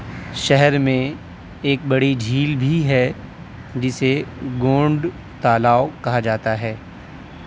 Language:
Urdu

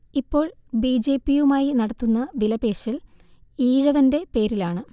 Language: Malayalam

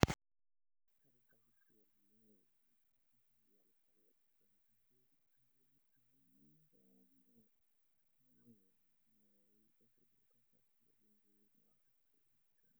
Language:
Luo (Kenya and Tanzania)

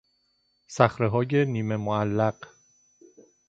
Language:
Persian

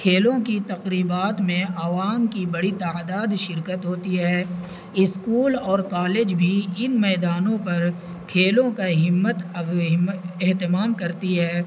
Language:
Urdu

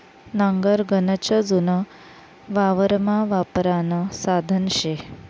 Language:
Marathi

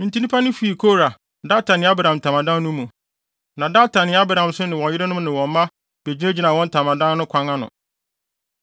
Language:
Akan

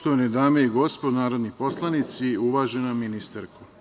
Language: Serbian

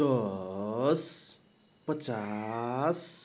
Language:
Nepali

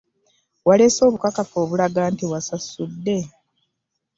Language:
Ganda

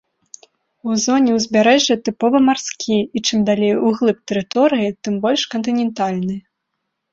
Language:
Belarusian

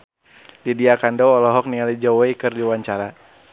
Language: Sundanese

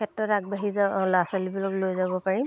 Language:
Assamese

